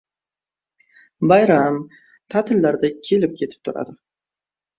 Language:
Uzbek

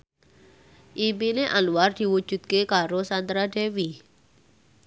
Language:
Javanese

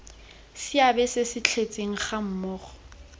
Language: Tswana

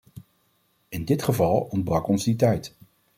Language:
Dutch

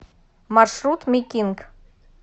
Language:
Russian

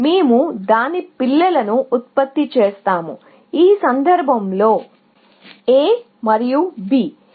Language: Telugu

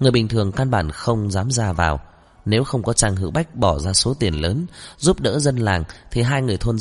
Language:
Vietnamese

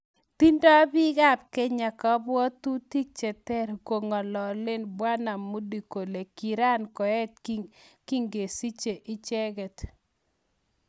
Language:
Kalenjin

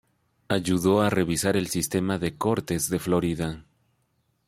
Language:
Spanish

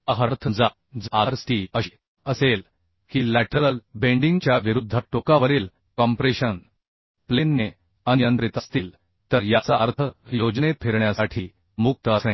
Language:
Marathi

